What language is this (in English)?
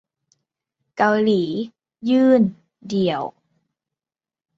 Thai